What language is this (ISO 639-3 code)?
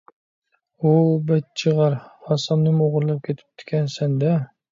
uig